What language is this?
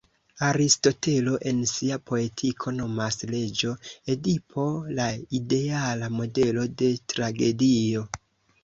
Esperanto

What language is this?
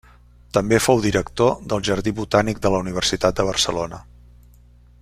Catalan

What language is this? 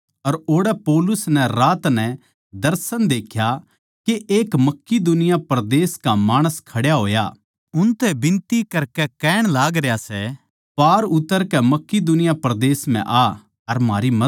Haryanvi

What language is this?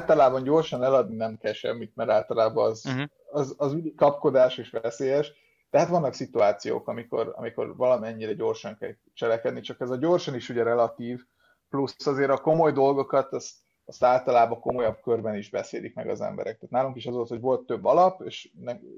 Hungarian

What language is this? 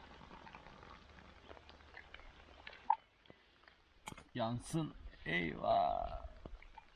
Turkish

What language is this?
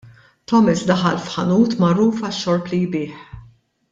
Maltese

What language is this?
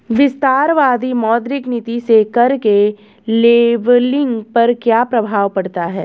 Hindi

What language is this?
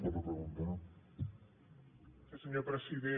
Catalan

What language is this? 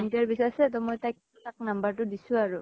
Assamese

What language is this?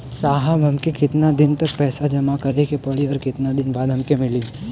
Bhojpuri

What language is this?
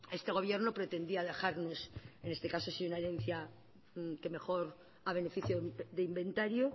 Spanish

